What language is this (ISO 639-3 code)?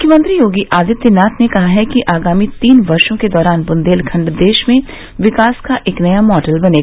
hin